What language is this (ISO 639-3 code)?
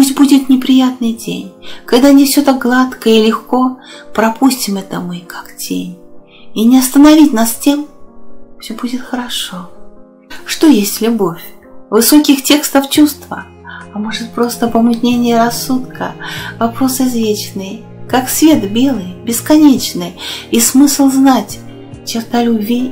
rus